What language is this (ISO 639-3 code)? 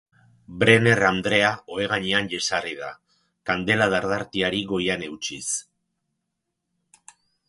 eus